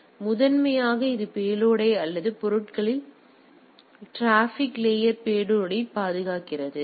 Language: Tamil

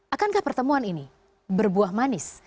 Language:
Indonesian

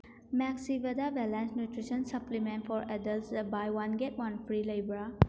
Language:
Manipuri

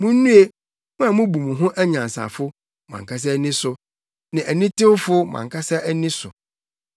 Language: Akan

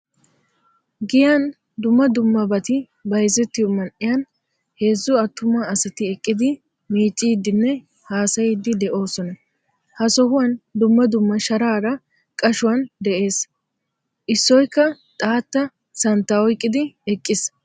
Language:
Wolaytta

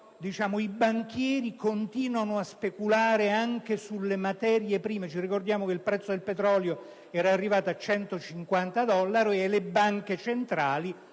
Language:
Italian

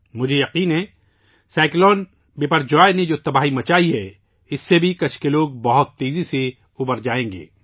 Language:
Urdu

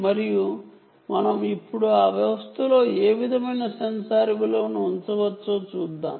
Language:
Telugu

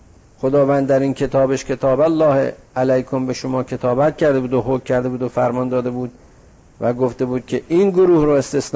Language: Persian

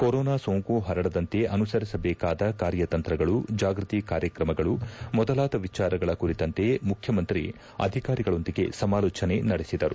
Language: Kannada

